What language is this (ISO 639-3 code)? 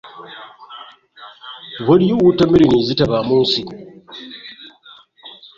lug